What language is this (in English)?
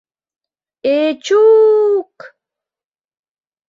Mari